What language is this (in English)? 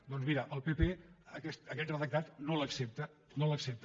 Catalan